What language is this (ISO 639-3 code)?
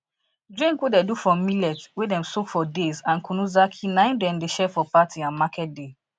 pcm